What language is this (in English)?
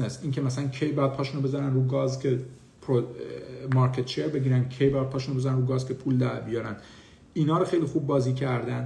Persian